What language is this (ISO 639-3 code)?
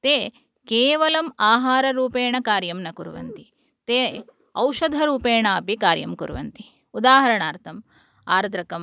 san